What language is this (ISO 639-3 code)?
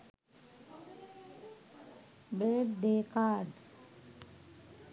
sin